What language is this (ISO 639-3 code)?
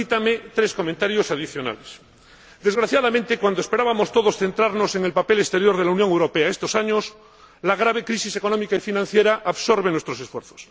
spa